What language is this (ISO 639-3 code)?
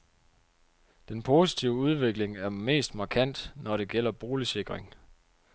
dan